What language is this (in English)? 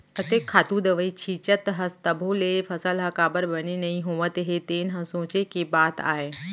Chhattisgarhi